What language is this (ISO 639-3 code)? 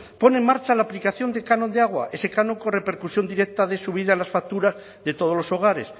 spa